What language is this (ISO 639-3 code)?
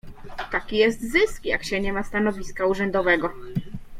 pol